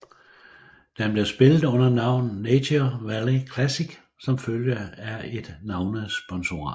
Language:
Danish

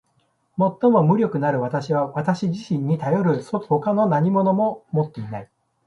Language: Japanese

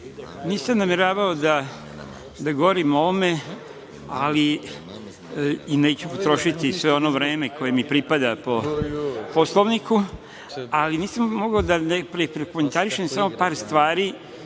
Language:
Serbian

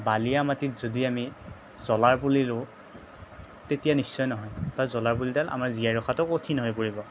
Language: Assamese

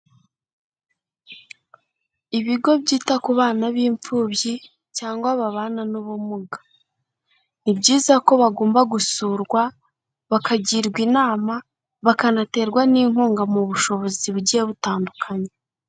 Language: Kinyarwanda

